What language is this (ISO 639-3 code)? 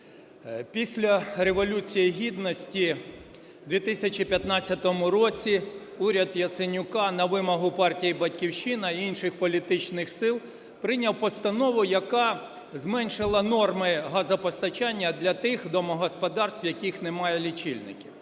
ukr